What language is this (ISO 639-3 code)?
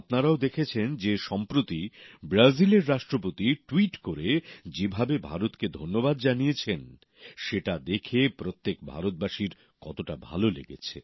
ben